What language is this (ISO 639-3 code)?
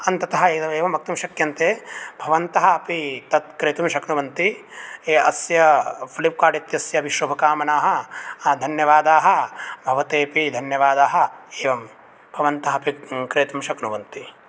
san